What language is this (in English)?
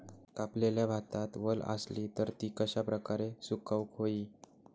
Marathi